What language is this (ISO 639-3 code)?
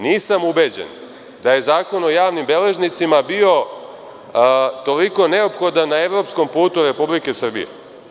srp